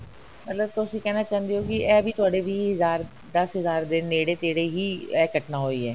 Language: Punjabi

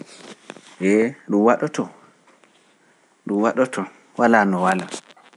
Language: Pular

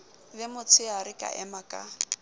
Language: Southern Sotho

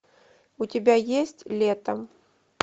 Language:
Russian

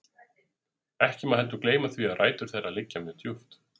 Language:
Icelandic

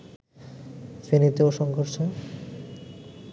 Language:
Bangla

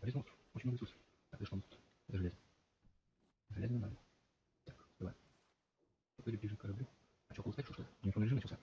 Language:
Russian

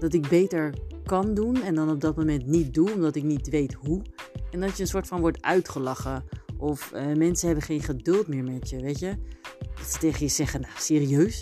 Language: Dutch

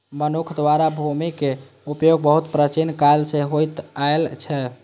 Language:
Maithili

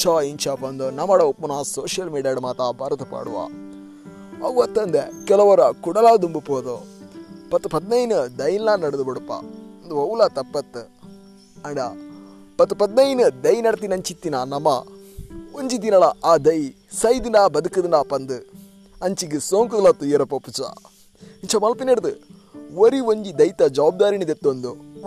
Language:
Kannada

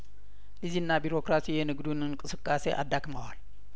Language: Amharic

